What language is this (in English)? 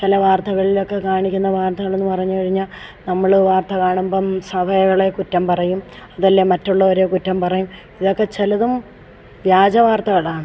Malayalam